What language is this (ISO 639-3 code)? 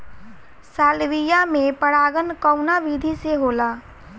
bho